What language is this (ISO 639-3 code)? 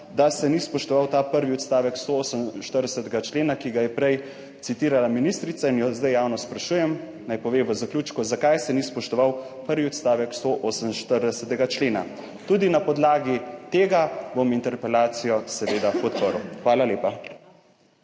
slv